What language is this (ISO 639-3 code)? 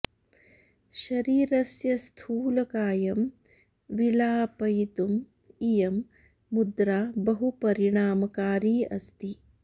san